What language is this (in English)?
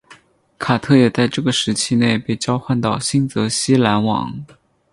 Chinese